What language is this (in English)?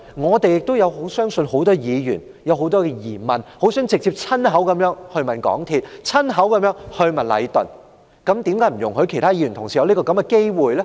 Cantonese